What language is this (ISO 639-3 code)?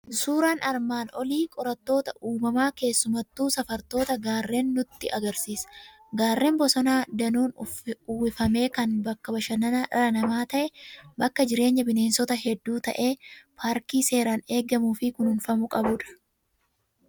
orm